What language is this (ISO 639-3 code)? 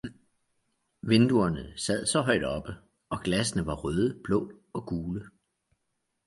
dan